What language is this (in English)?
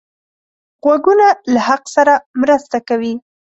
Pashto